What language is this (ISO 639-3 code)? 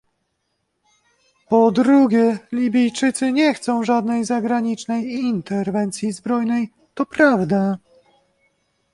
pol